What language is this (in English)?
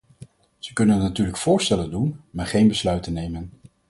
Dutch